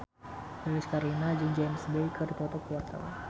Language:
Sundanese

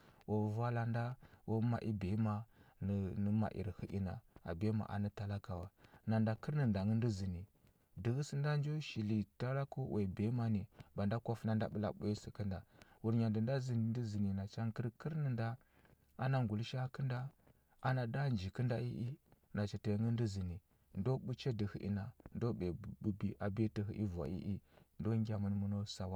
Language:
Huba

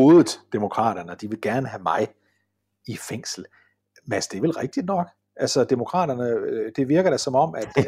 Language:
Danish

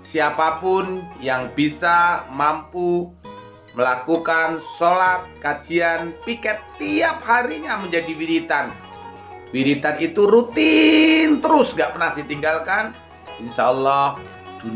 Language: Indonesian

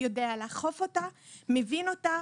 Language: Hebrew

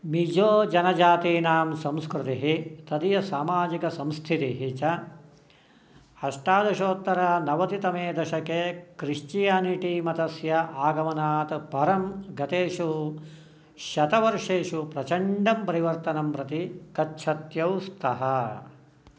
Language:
Sanskrit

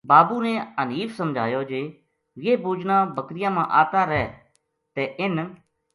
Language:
Gujari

